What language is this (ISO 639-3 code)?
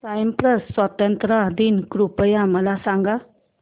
mar